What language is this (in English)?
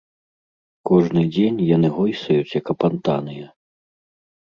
Belarusian